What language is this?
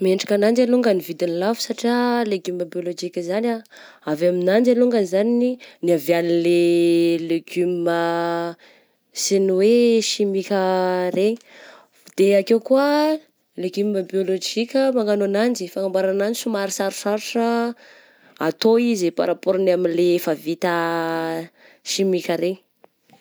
Southern Betsimisaraka Malagasy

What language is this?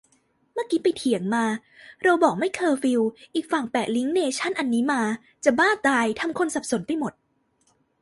Thai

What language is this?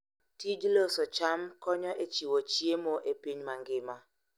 Luo (Kenya and Tanzania)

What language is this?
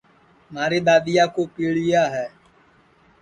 Sansi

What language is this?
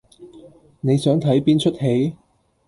Cantonese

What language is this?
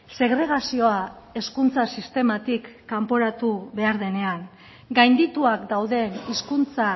Basque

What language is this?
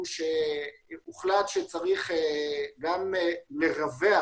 Hebrew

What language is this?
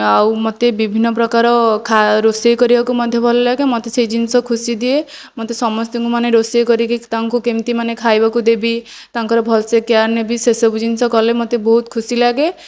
Odia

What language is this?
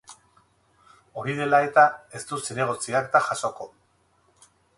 Basque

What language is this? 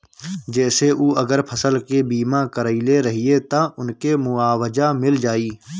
Bhojpuri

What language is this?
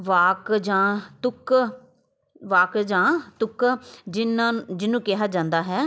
Punjabi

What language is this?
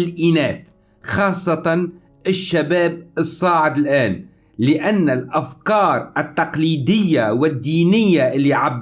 Arabic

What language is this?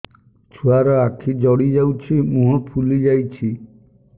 Odia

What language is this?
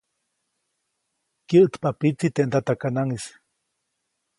Copainalá Zoque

